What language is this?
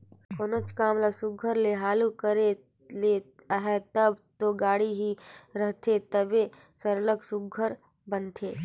Chhattisgarhi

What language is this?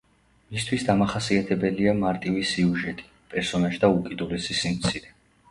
Georgian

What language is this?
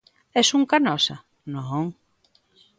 Galician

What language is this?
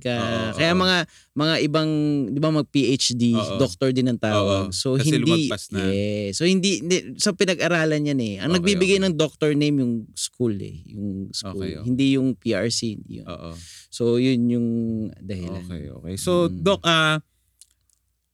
Filipino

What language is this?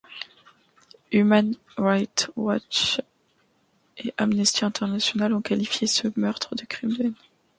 French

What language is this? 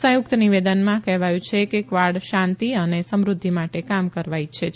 Gujarati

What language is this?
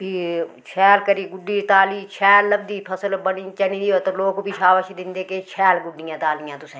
Dogri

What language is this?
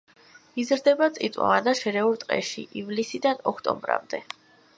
Georgian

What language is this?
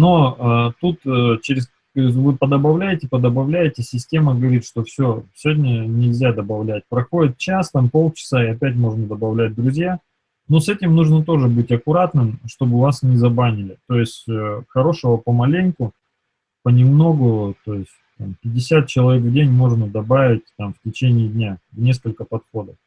Russian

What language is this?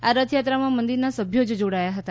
Gujarati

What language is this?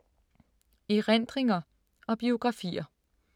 Danish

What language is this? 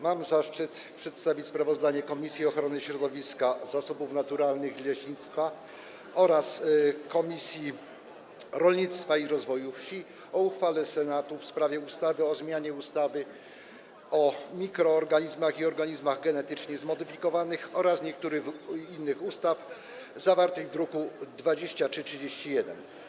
Polish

